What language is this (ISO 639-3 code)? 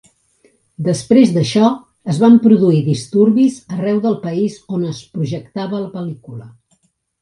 cat